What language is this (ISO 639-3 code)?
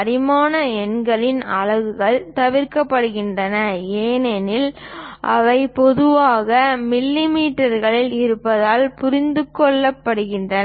tam